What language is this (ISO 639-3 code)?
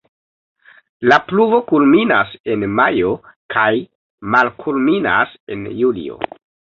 epo